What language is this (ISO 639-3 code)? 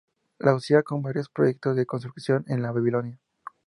spa